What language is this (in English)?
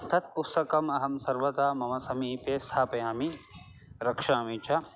Sanskrit